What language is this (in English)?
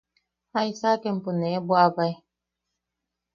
Yaqui